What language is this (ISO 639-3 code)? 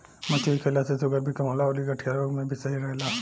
bho